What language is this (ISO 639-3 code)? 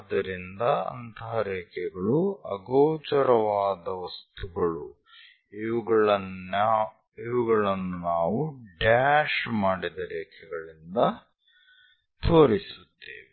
kan